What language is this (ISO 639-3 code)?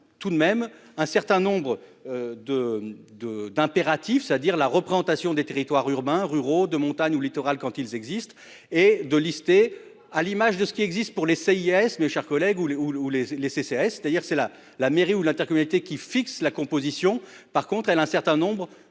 fra